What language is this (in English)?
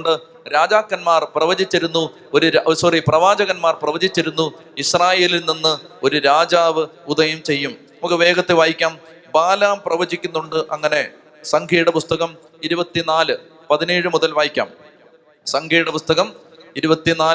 Malayalam